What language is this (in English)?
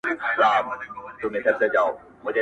Pashto